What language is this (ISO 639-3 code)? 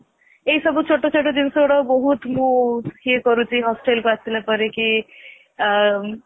ori